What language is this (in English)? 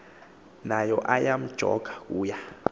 Xhosa